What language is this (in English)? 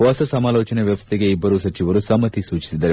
Kannada